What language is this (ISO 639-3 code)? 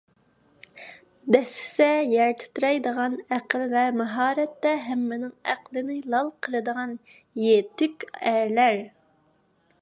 uig